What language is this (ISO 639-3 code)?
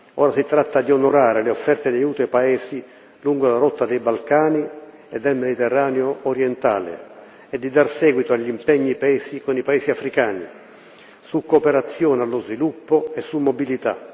ita